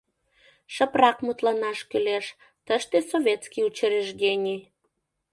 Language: Mari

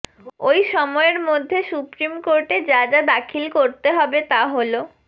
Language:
Bangla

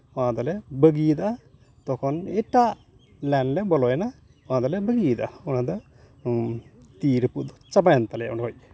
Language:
Santali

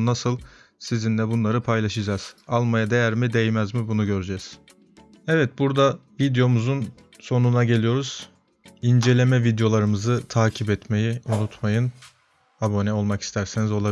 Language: Turkish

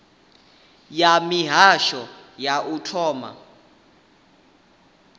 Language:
Venda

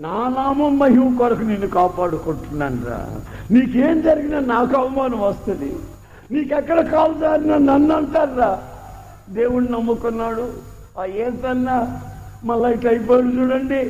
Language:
Telugu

